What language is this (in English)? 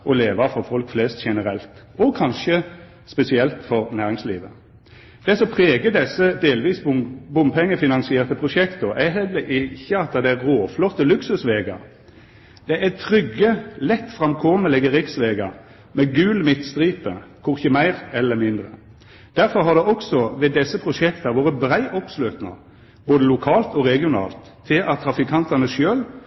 Norwegian Nynorsk